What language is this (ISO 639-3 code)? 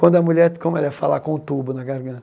por